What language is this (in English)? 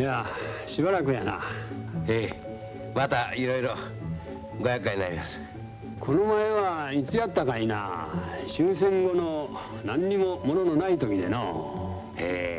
Japanese